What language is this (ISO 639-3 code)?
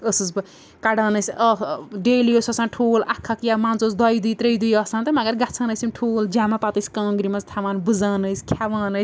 kas